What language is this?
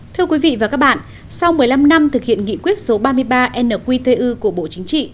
Vietnamese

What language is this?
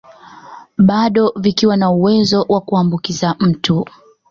Swahili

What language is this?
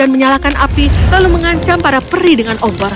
Indonesian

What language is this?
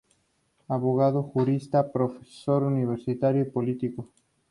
Spanish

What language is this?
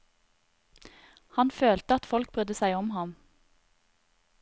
Norwegian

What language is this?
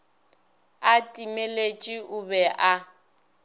Northern Sotho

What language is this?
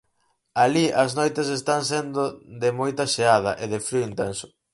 Galician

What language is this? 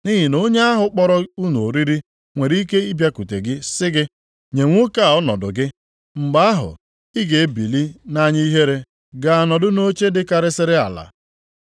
Igbo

